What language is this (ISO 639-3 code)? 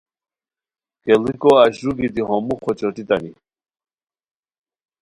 khw